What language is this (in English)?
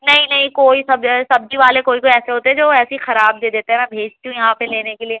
Urdu